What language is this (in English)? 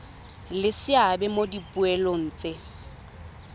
Tswana